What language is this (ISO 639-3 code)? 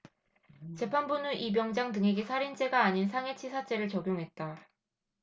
kor